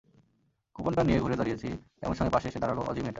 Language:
Bangla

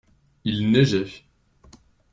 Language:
French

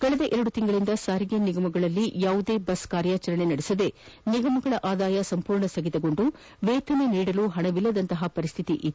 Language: Kannada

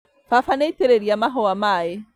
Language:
Kikuyu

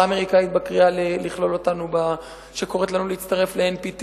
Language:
Hebrew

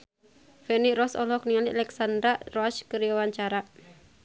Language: Sundanese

